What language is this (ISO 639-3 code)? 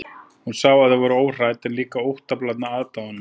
isl